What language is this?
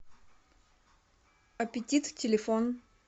Russian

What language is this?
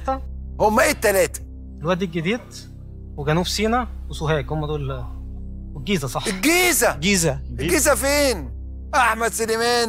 Arabic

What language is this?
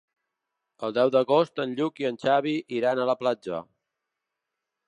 Catalan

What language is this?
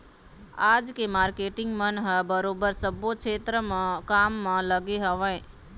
Chhattisgarhi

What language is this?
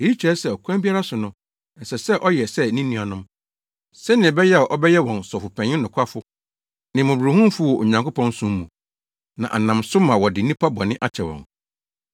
Akan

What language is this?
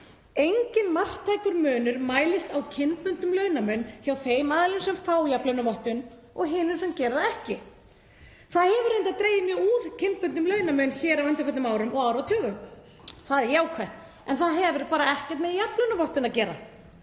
Icelandic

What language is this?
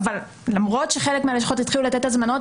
Hebrew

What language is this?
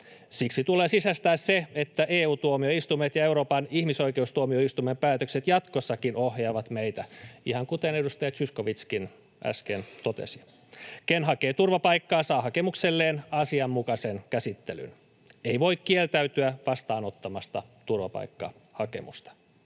Finnish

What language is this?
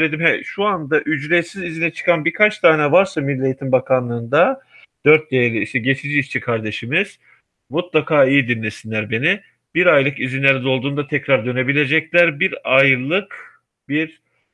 Turkish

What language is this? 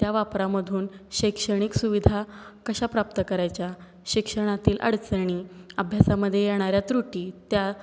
Marathi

